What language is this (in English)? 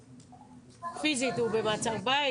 Hebrew